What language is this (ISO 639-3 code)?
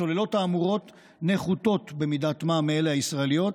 heb